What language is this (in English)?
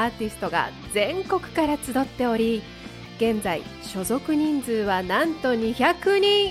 Japanese